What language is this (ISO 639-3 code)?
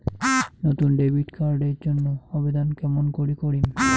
ben